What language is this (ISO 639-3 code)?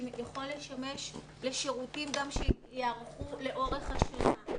heb